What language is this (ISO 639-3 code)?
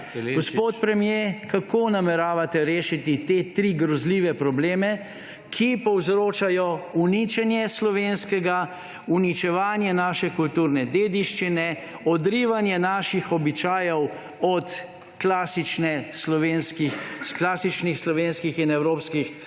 slv